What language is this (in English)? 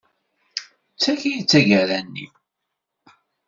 Kabyle